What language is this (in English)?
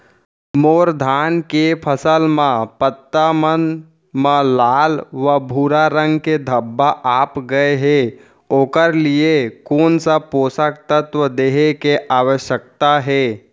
Chhattisgarhi